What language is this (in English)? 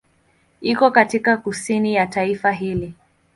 Swahili